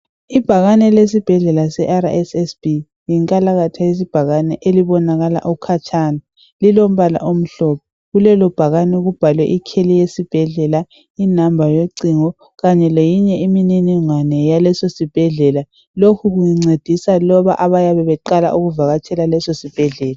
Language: North Ndebele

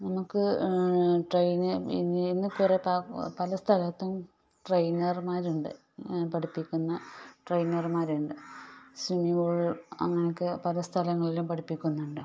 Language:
Malayalam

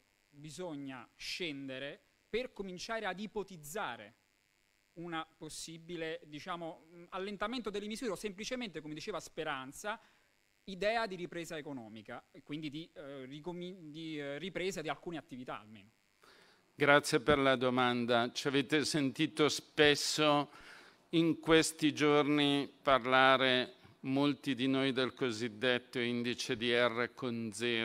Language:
Italian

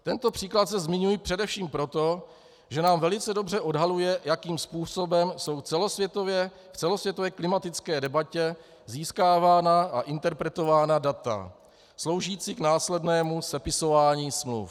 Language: Czech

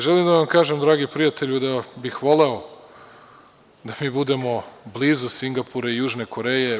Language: Serbian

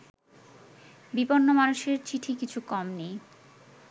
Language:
Bangla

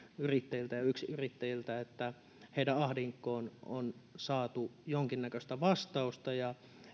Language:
Finnish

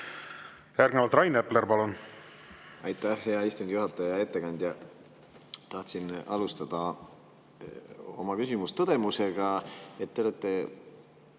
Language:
Estonian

